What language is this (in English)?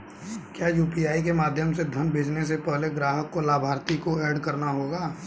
Hindi